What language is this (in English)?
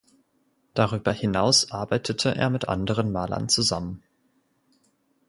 German